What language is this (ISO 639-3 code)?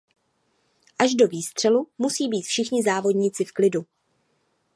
ces